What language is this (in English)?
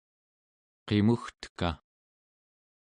Central Yupik